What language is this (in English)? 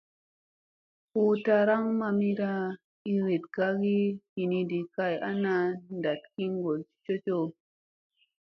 Musey